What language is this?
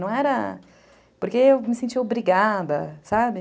Portuguese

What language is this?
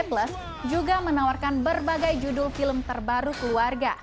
Indonesian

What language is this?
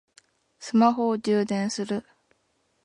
Japanese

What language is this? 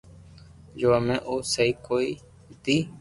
Loarki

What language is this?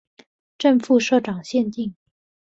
Chinese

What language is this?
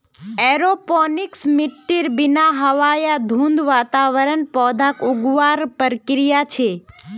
Magahi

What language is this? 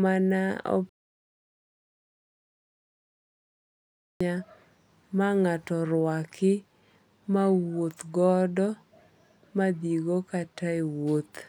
Luo (Kenya and Tanzania)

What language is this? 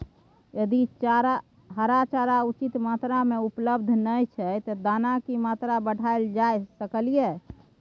Maithili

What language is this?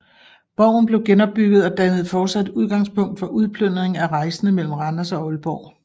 Danish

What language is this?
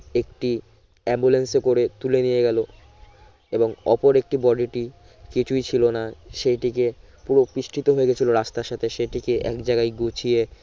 Bangla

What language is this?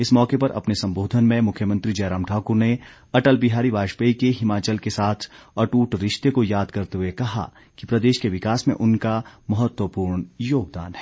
Hindi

